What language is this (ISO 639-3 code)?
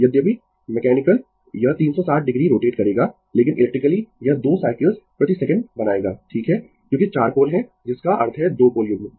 hin